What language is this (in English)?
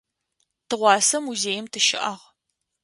Adyghe